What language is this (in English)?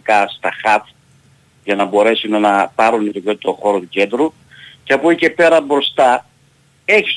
Greek